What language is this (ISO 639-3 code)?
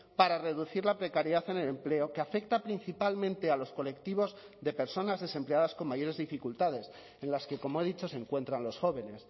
spa